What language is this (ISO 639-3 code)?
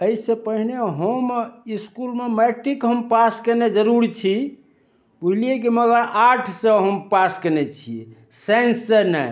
mai